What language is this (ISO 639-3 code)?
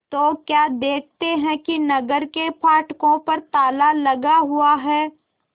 hin